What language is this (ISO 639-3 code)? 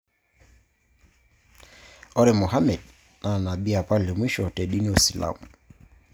mas